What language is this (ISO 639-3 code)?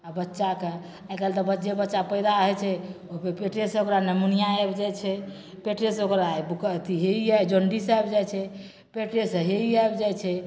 mai